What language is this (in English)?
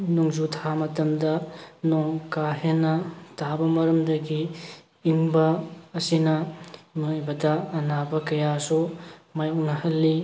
Manipuri